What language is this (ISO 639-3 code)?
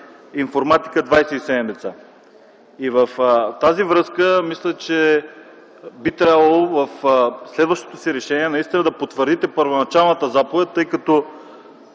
bul